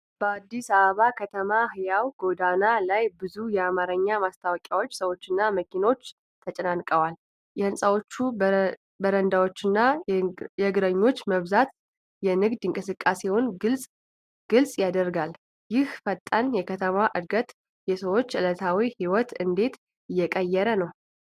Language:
Amharic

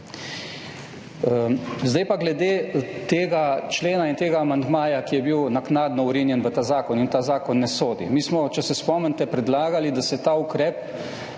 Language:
Slovenian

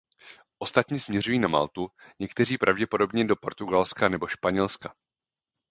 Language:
Czech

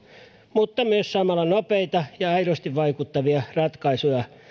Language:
Finnish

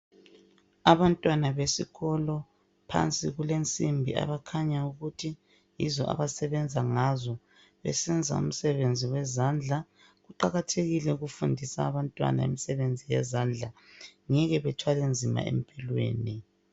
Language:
North Ndebele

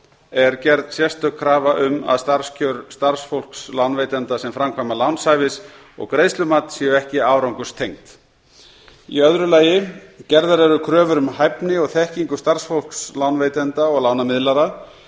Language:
Icelandic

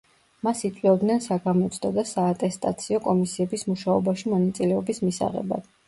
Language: Georgian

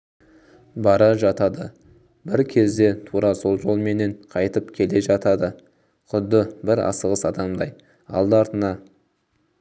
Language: Kazakh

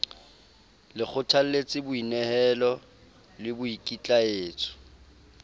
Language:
Southern Sotho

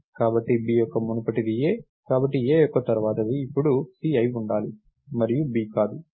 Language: Telugu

